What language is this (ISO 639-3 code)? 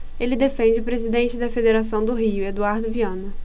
por